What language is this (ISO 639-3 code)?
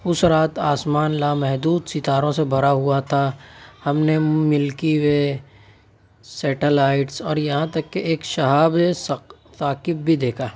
urd